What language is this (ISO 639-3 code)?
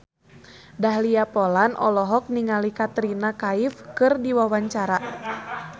sun